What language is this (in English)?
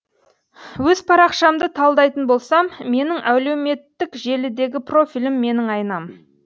Kazakh